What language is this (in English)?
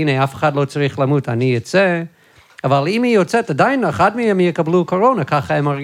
Hebrew